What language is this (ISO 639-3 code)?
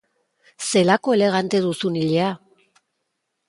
eus